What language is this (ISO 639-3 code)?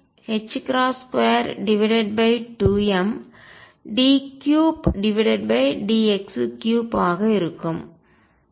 tam